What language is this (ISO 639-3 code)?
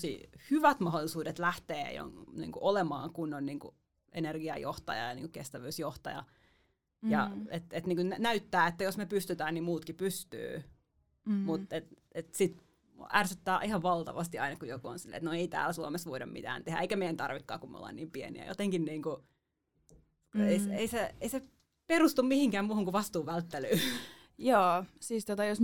fin